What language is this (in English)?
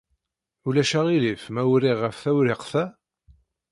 Kabyle